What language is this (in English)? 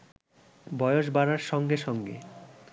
Bangla